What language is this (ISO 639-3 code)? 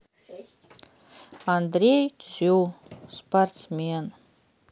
rus